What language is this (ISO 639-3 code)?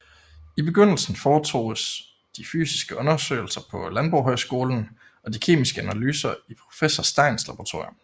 dan